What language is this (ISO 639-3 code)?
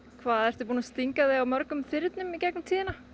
isl